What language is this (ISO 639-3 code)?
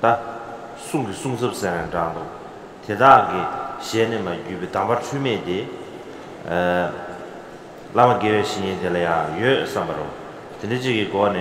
kor